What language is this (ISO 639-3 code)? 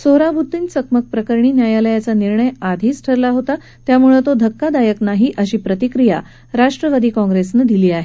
mar